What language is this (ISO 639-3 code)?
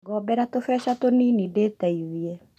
kik